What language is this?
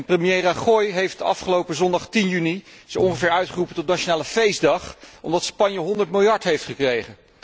Dutch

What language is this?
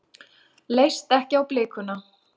Icelandic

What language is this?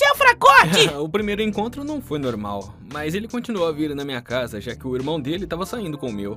Portuguese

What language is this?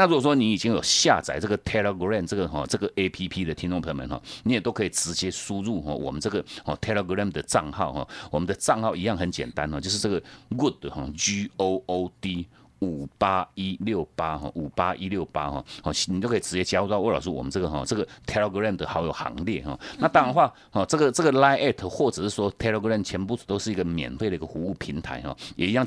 Chinese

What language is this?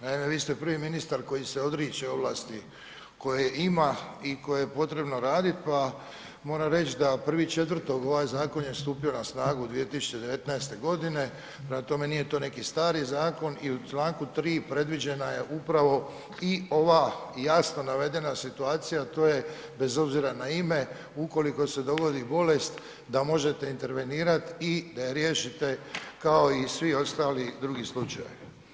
Croatian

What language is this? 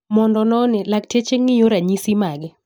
Luo (Kenya and Tanzania)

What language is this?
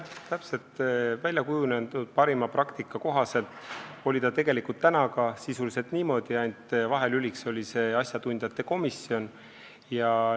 Estonian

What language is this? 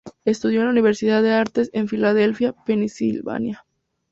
Spanish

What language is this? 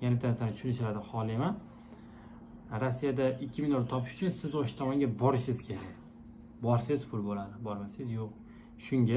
Turkish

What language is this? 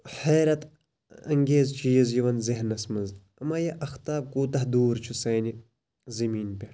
Kashmiri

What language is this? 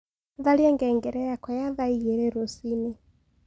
Kikuyu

